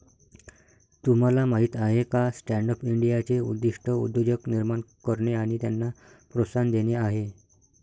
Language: Marathi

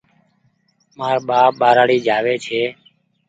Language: Goaria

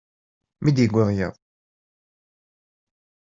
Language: Kabyle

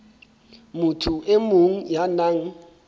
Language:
Southern Sotho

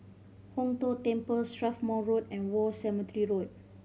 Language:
English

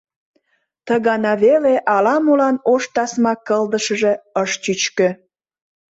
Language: Mari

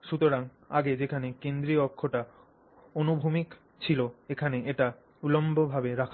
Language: Bangla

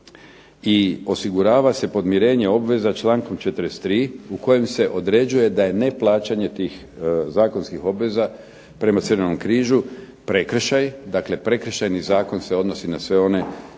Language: Croatian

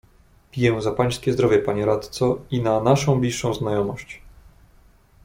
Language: Polish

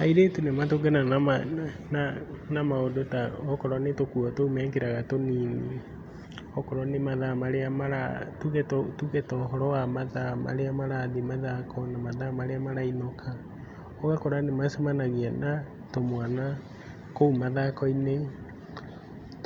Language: Kikuyu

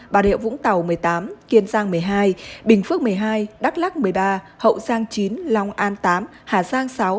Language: Vietnamese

